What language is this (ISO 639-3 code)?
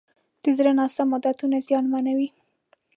pus